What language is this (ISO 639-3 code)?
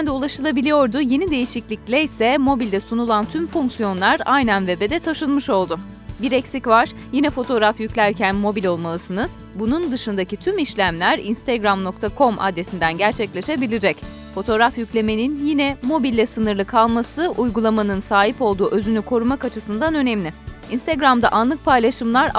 tur